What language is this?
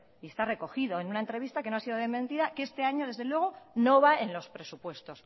Spanish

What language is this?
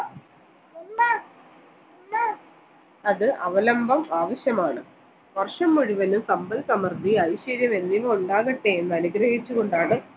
Malayalam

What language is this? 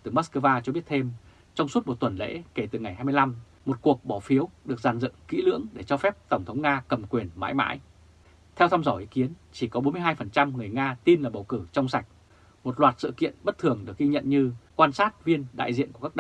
Vietnamese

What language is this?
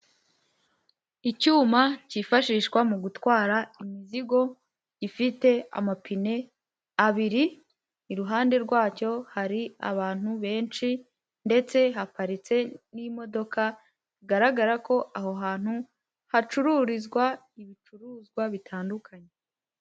Kinyarwanda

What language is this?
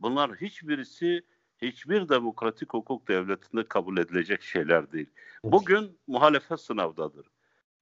Turkish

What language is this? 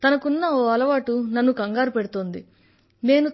Telugu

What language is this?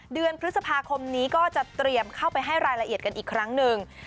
Thai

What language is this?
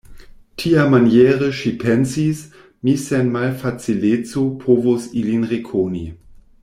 Esperanto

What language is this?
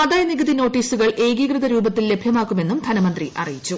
Malayalam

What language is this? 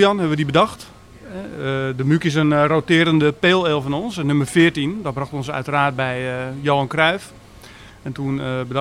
Dutch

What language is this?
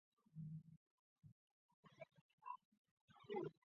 Chinese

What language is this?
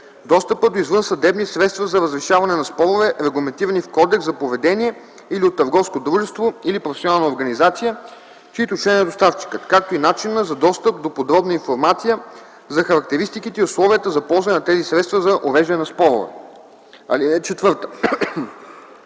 Bulgarian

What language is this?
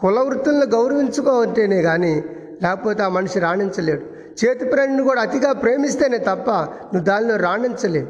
Telugu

